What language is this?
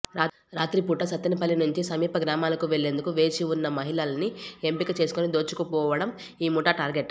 Telugu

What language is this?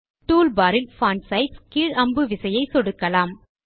Tamil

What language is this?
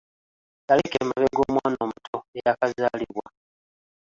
Ganda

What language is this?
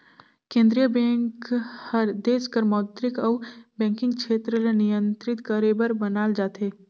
Chhattisgarhi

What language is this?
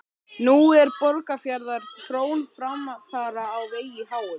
Icelandic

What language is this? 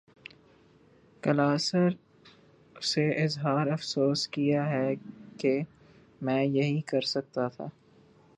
Urdu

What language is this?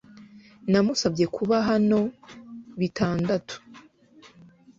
Kinyarwanda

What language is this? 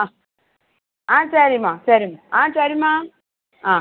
Tamil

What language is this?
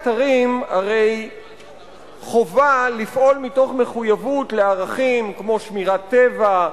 Hebrew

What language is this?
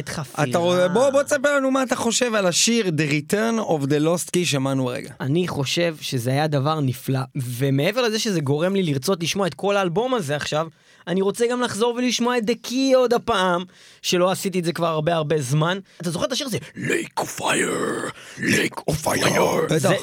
Hebrew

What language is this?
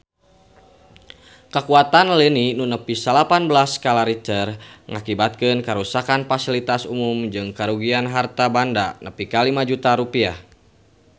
Sundanese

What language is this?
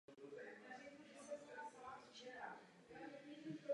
Czech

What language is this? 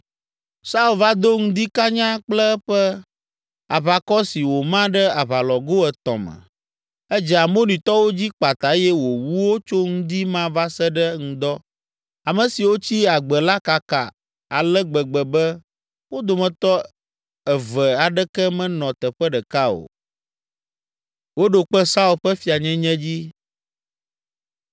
Ewe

